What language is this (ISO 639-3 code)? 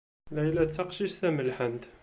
kab